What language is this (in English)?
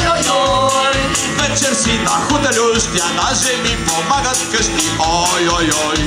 Romanian